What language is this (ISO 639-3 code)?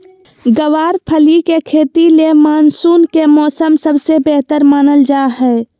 mag